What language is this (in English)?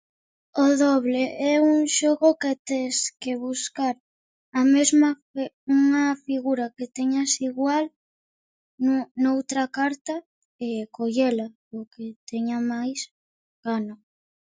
Galician